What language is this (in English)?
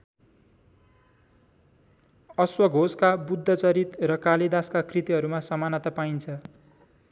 Nepali